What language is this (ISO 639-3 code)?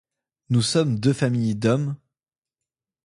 fra